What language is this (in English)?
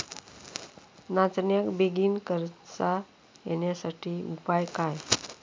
Marathi